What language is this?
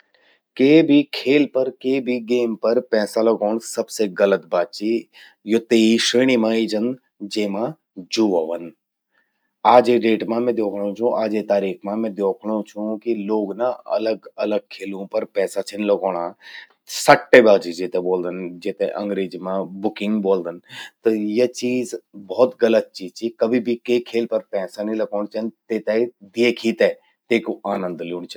Garhwali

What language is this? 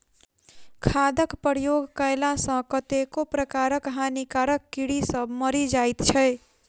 Maithili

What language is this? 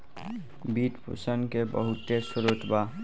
Bhojpuri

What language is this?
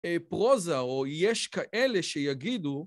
Hebrew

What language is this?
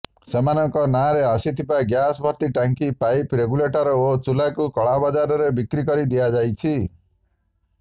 Odia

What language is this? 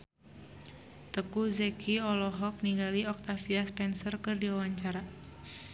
Sundanese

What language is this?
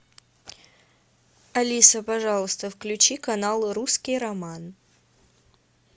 Russian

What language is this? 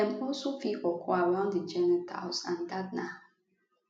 Nigerian Pidgin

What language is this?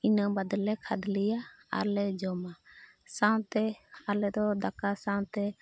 Santali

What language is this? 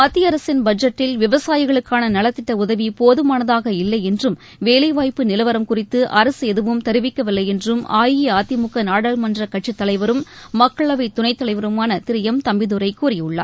Tamil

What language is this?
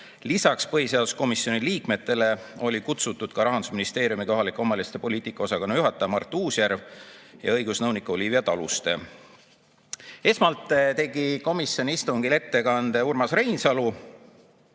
Estonian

